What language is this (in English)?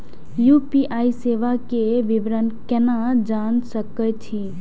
Maithili